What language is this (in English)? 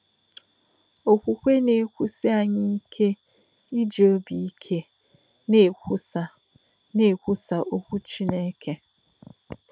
Igbo